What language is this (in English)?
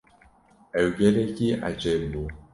Kurdish